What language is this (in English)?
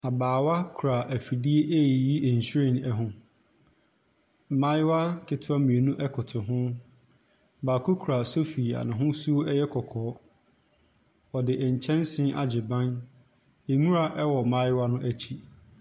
Akan